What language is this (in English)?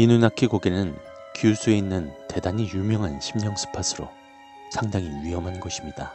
Korean